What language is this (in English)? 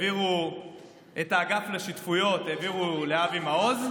Hebrew